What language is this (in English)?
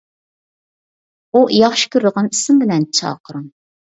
Uyghur